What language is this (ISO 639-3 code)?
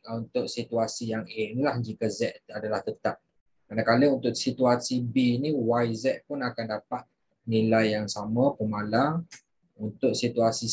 msa